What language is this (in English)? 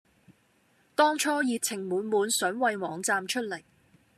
Cantonese